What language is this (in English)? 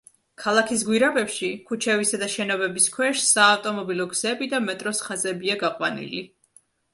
Georgian